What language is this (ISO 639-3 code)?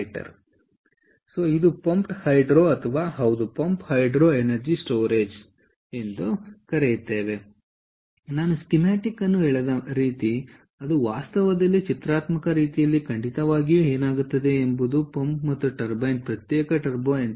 kan